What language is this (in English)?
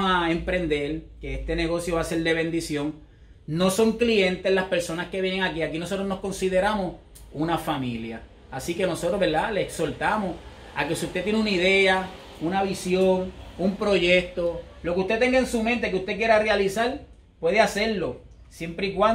Spanish